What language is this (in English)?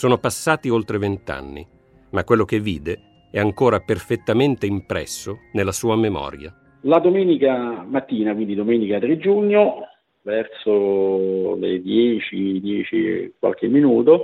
Italian